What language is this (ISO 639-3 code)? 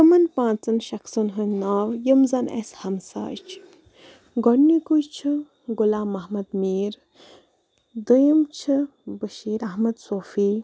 kas